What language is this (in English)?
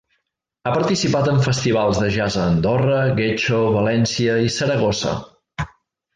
Catalan